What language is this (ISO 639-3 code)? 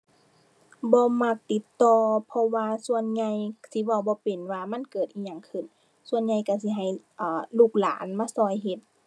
tha